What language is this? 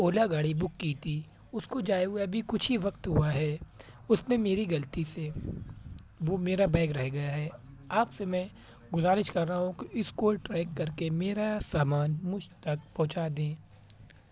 Urdu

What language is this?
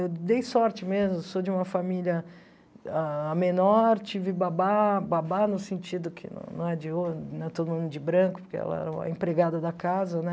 Portuguese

